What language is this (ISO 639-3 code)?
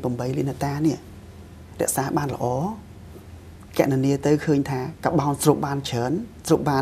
tha